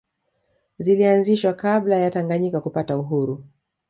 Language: Swahili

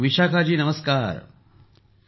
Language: Marathi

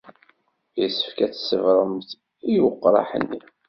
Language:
Kabyle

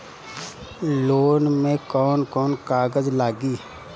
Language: Bhojpuri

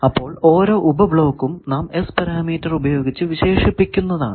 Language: Malayalam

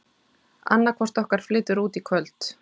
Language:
Icelandic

